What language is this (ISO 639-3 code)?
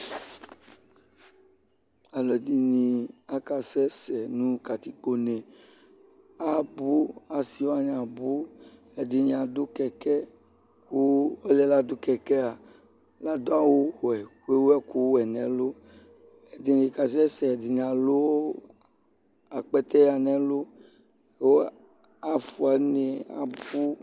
kpo